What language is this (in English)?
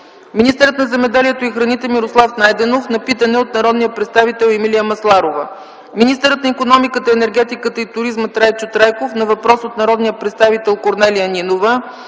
Bulgarian